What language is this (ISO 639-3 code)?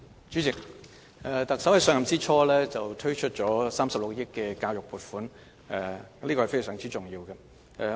yue